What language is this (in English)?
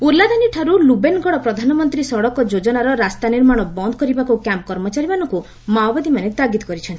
Odia